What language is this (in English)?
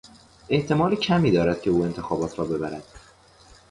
Persian